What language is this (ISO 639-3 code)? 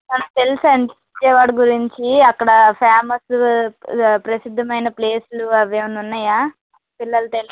tel